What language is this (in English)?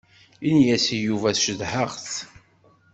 Kabyle